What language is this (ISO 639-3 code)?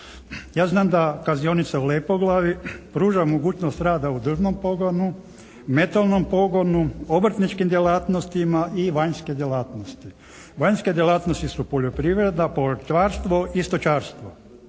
hrv